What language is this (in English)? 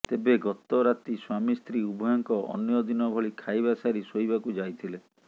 Odia